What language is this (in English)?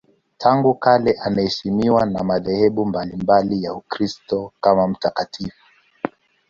Swahili